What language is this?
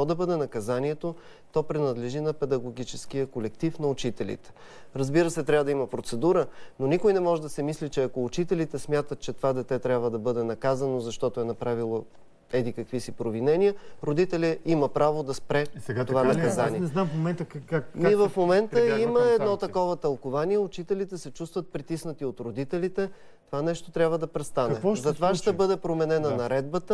Bulgarian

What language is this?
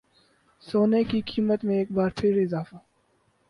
Urdu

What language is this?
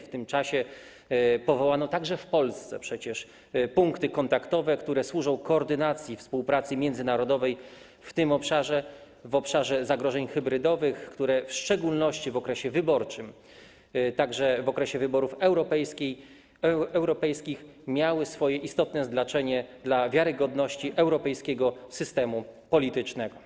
Polish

